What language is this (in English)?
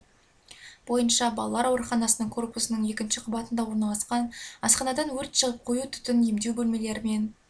Kazakh